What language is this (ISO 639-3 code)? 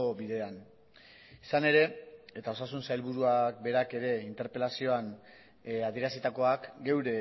eus